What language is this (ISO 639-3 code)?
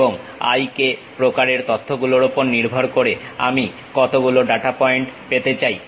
ben